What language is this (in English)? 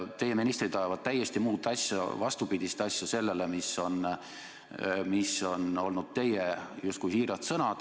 Estonian